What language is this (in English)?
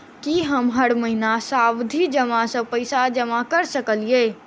Maithili